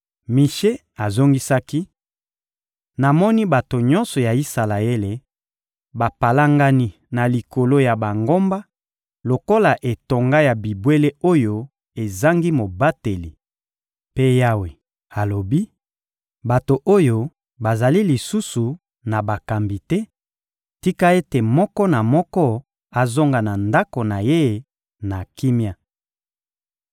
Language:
Lingala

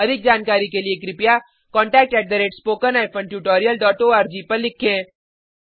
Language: Hindi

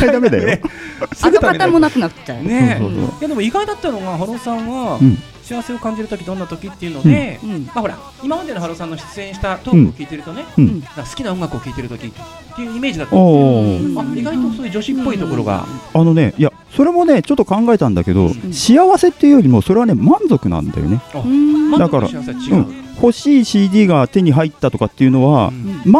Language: Japanese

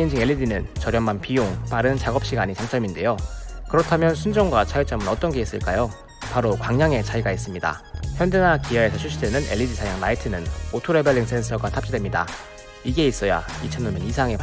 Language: Korean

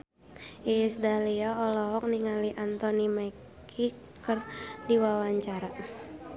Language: Sundanese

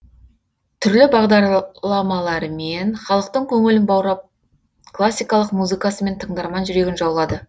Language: Kazakh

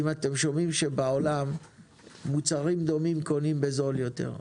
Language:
Hebrew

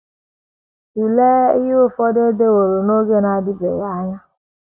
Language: Igbo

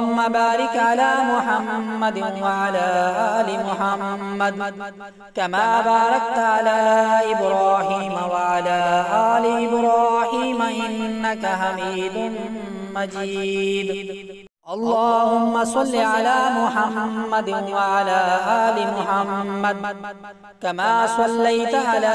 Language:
Arabic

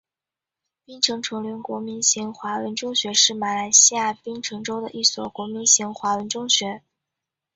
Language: Chinese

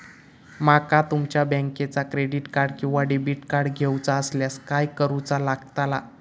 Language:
Marathi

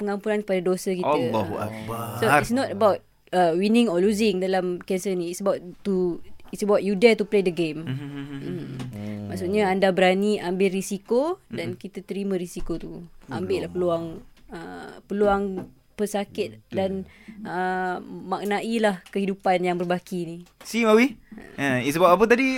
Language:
Malay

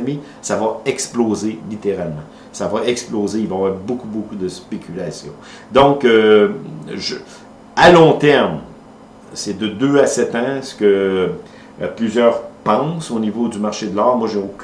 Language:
French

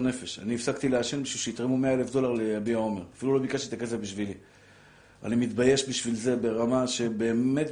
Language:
Hebrew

